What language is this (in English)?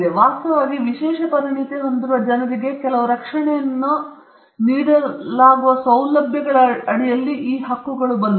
Kannada